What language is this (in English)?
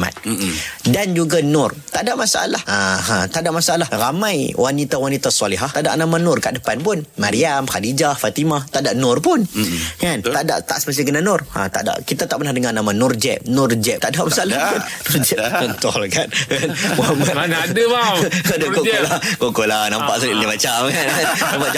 Malay